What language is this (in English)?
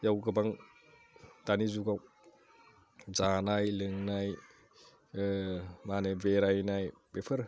Bodo